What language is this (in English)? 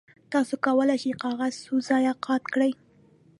Pashto